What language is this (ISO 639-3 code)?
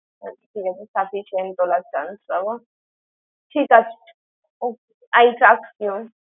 ben